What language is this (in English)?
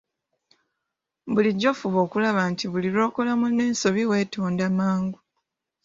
Ganda